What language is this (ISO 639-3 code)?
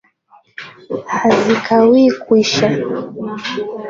swa